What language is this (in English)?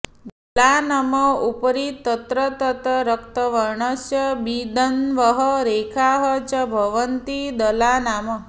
Sanskrit